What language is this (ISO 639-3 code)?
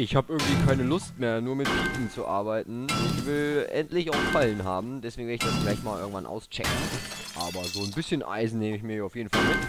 deu